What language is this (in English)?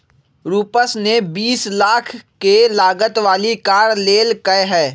Magahi